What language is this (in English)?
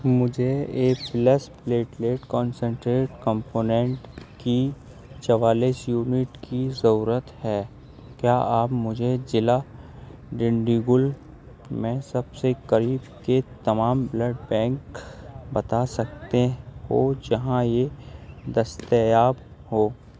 Urdu